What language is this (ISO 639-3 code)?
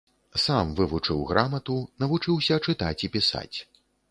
bel